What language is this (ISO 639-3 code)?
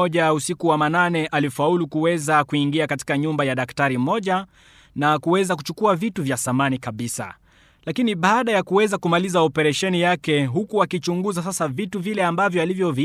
swa